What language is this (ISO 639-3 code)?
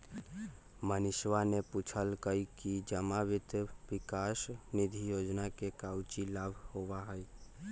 mag